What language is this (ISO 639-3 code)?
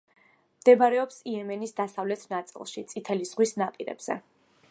kat